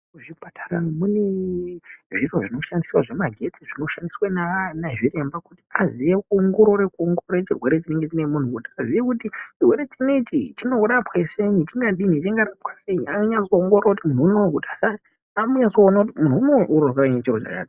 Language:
Ndau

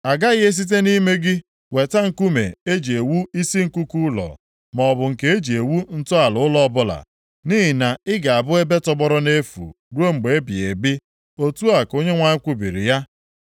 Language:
Igbo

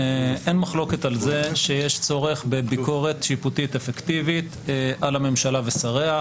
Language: Hebrew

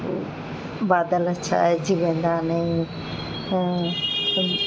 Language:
Sindhi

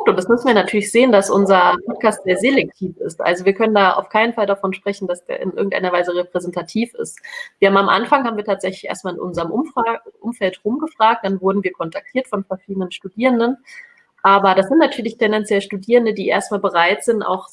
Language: German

